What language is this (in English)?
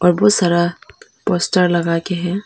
Hindi